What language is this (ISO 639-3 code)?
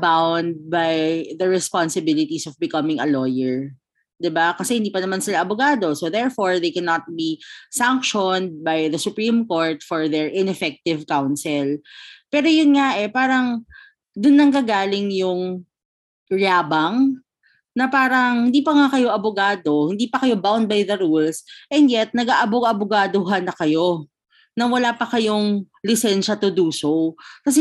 fil